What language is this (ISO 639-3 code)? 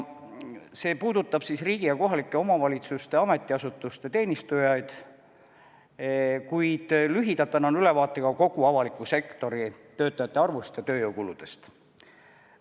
est